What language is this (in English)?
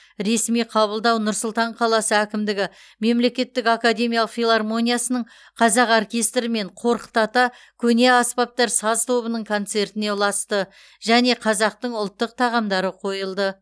Kazakh